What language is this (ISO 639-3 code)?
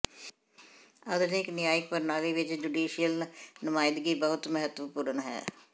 pan